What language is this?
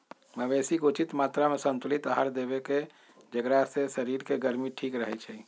Magahi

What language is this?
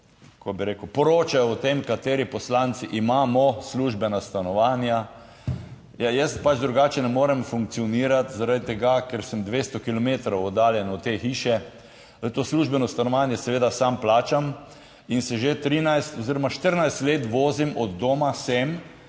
Slovenian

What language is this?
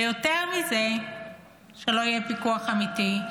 Hebrew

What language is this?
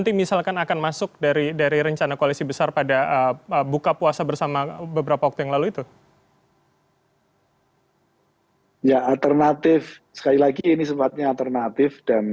Indonesian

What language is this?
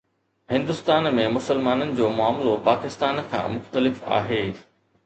Sindhi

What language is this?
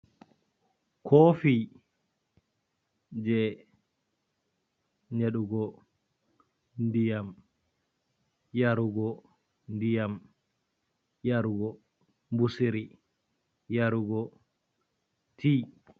Fula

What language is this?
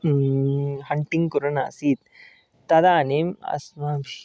Sanskrit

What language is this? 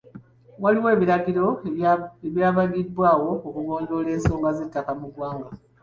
Ganda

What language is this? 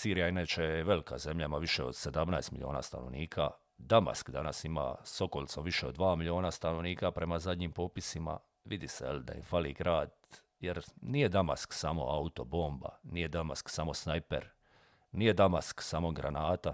Croatian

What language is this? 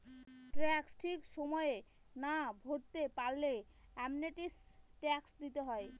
Bangla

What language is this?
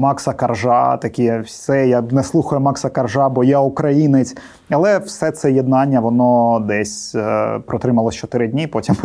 Ukrainian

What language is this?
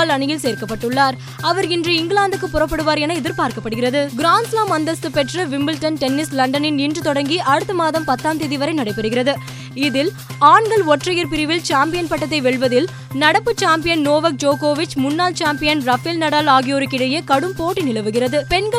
Tamil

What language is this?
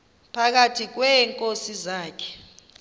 Xhosa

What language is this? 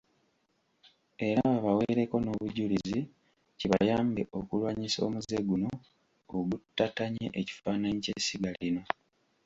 Ganda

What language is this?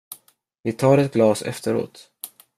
Swedish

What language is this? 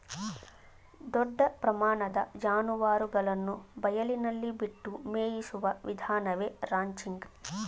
Kannada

